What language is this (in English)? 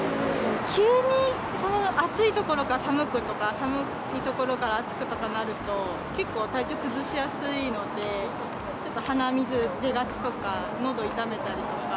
Japanese